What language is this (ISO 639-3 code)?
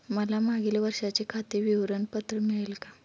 mar